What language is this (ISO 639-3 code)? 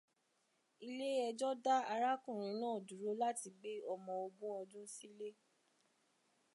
yor